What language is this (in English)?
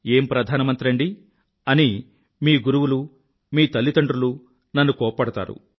Telugu